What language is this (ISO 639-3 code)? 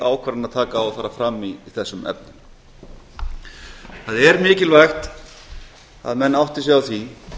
isl